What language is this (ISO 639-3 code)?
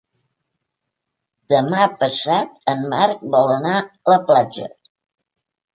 cat